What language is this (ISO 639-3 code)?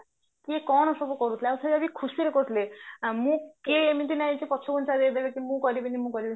ori